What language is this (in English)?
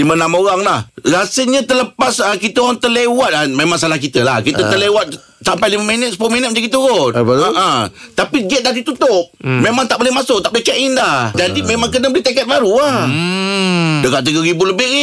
Malay